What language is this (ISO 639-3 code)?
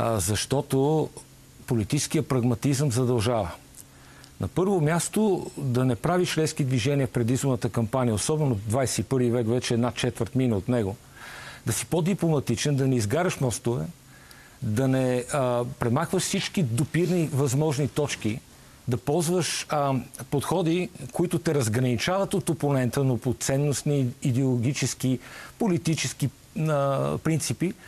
bul